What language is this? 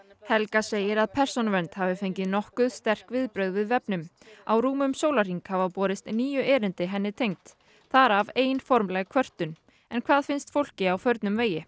Icelandic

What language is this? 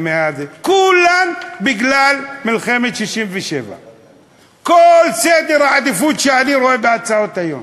Hebrew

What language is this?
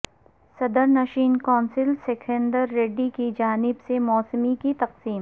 Urdu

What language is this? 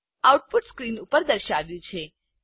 Gujarati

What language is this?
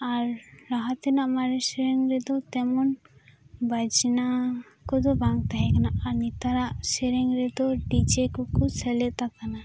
Santali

